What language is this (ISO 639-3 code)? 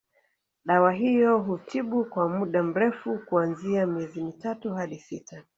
swa